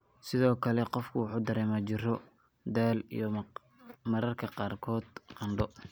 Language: Somali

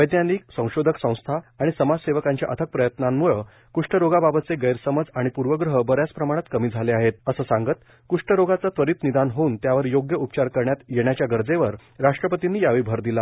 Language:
Marathi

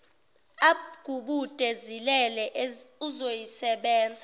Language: Zulu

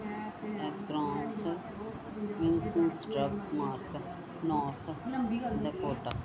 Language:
Punjabi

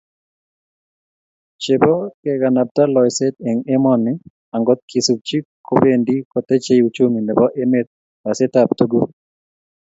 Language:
Kalenjin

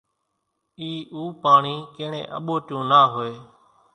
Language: Kachi Koli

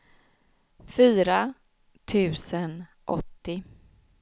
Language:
Swedish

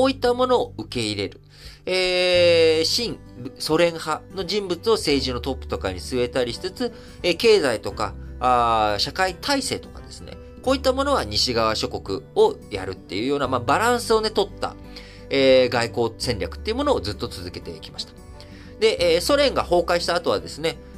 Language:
Japanese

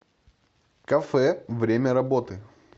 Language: Russian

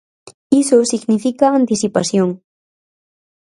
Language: Galician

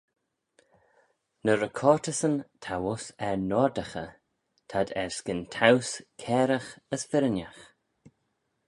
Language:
Manx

